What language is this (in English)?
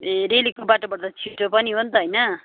Nepali